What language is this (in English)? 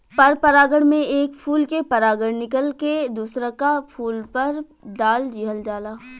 Bhojpuri